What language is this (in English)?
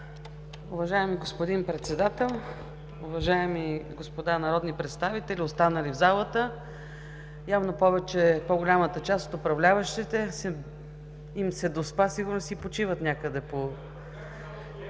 Bulgarian